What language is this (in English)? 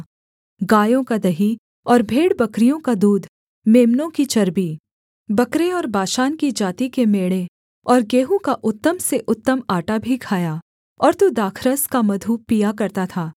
Hindi